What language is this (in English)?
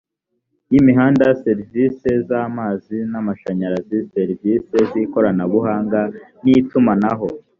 Kinyarwanda